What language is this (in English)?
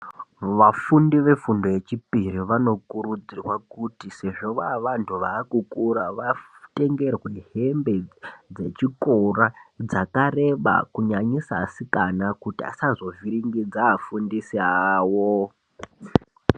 Ndau